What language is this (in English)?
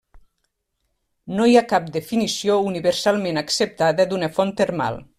Catalan